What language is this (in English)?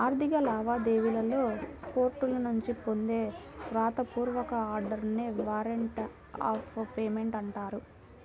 Telugu